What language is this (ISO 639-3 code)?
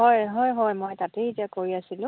asm